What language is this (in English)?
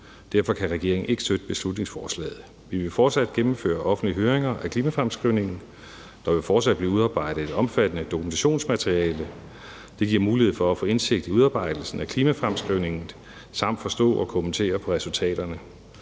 Danish